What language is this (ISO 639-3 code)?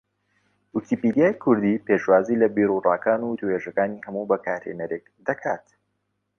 ckb